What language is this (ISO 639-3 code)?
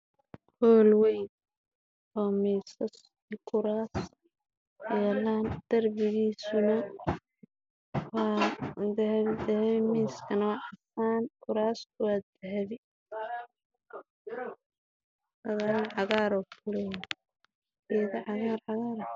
som